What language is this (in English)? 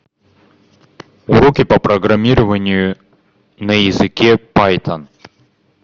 Russian